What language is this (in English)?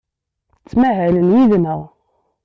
Kabyle